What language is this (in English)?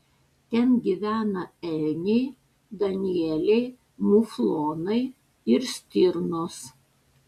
Lithuanian